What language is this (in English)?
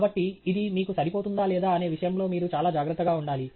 Telugu